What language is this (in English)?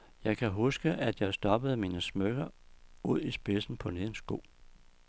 Danish